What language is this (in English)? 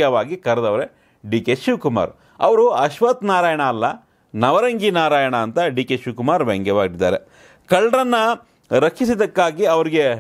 Hindi